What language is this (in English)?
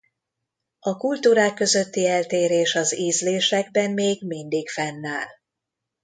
Hungarian